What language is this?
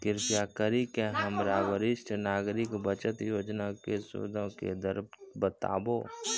Maithili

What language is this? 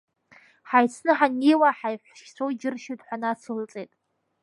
Abkhazian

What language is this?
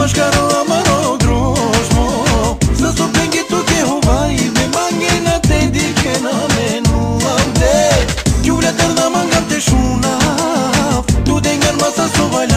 Romanian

